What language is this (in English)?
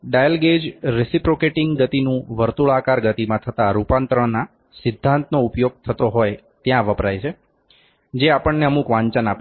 Gujarati